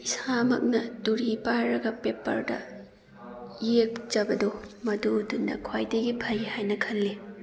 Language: Manipuri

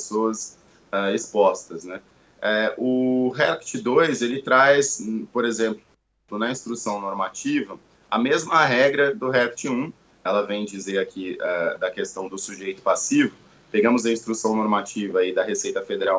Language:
Portuguese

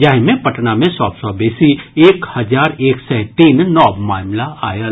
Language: Maithili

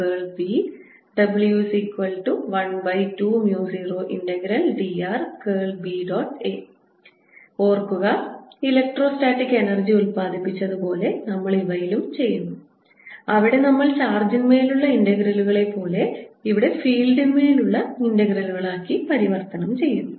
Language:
Malayalam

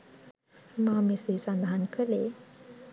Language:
Sinhala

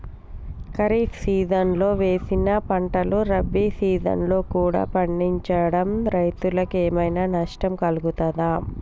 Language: Telugu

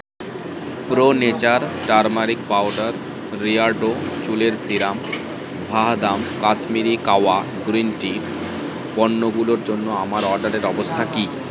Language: Bangla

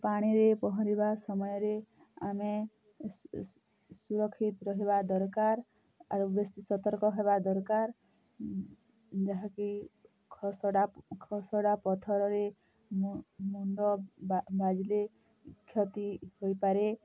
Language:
Odia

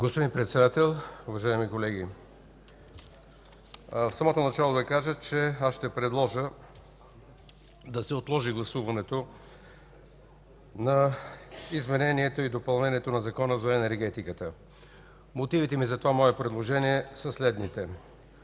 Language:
Bulgarian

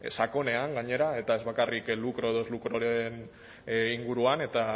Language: Basque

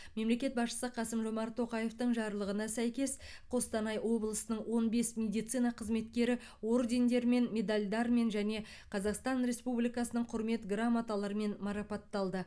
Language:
Kazakh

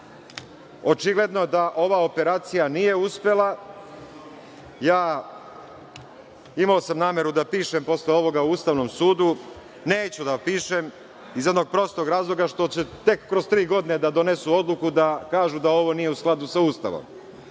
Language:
Serbian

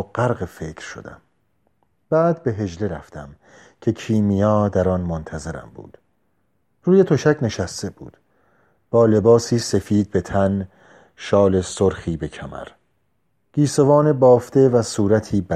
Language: Persian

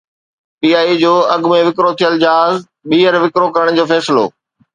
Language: Sindhi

